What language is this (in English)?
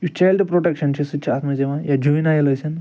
Kashmiri